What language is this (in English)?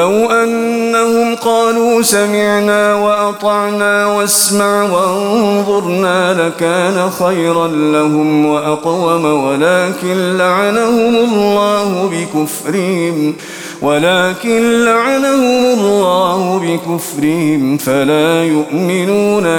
Arabic